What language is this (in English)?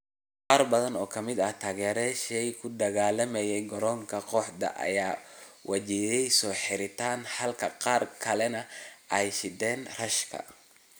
Somali